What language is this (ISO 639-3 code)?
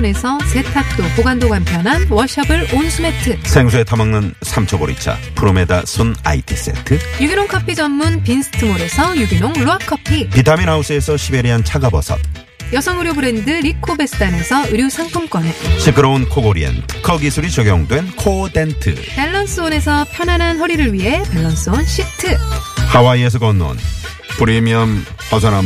kor